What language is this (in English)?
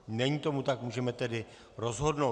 Czech